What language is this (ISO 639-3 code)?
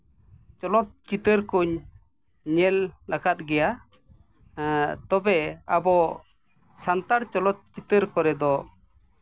sat